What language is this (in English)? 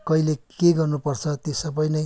Nepali